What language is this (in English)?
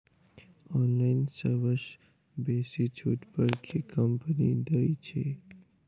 Maithili